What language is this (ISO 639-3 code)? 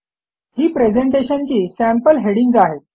mar